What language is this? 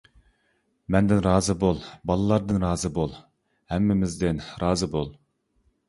Uyghur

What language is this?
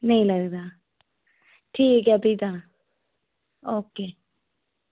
Dogri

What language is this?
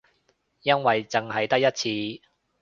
Cantonese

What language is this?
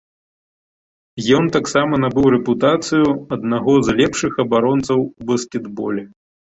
Belarusian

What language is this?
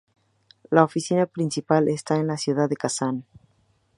Spanish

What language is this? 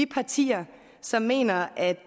Danish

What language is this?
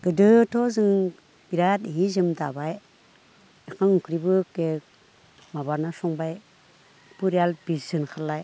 Bodo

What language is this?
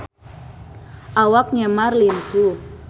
Sundanese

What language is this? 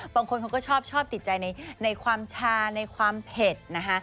Thai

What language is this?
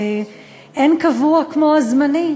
Hebrew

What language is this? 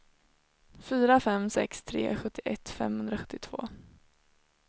Swedish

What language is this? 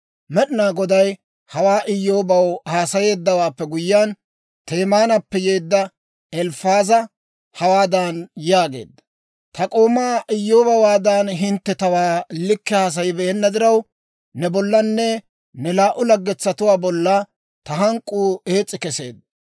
Dawro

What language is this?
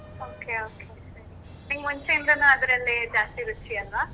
Kannada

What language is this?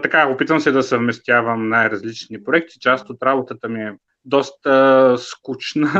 Bulgarian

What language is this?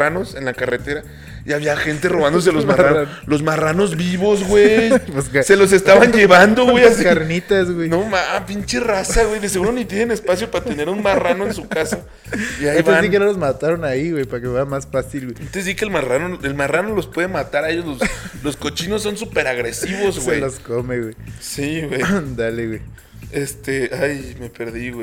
Spanish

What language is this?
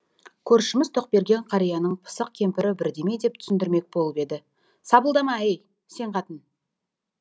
Kazakh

